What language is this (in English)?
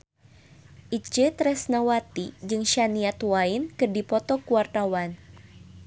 Sundanese